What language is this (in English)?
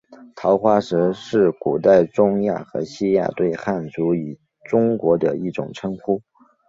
Chinese